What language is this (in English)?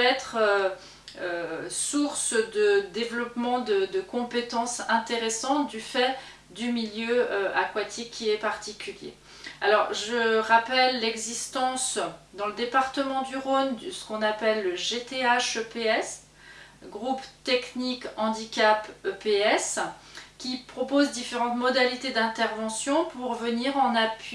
French